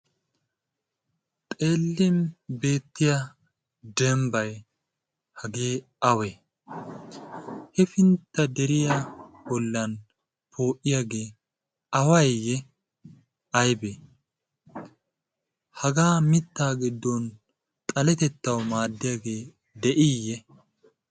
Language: Wolaytta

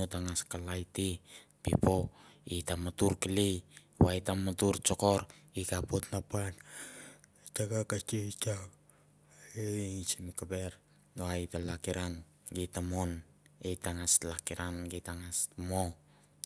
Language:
Mandara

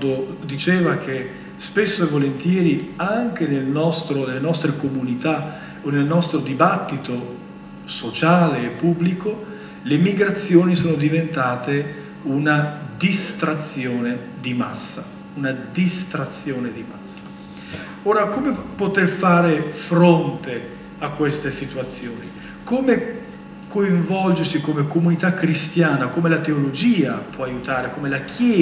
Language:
Italian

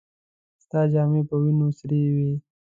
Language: Pashto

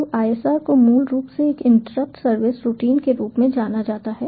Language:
Hindi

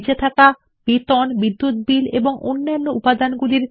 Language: Bangla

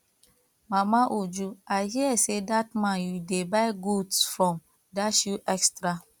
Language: Nigerian Pidgin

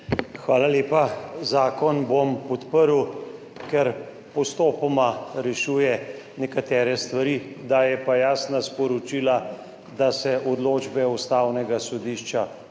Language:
Slovenian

